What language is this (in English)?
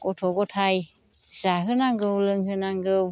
Bodo